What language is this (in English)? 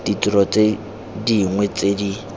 Tswana